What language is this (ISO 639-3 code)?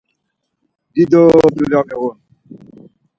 lzz